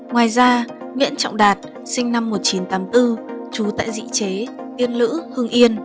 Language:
Vietnamese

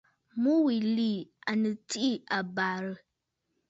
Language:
Bafut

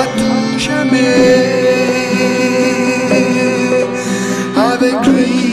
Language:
French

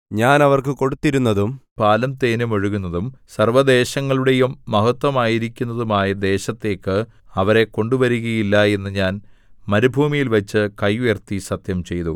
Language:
Malayalam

